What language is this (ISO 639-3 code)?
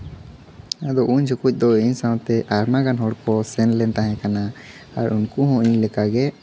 sat